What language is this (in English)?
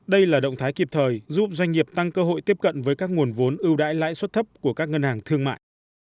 Vietnamese